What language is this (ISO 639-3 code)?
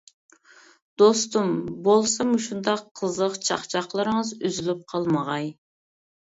uig